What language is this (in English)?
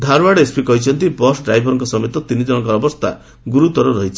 Odia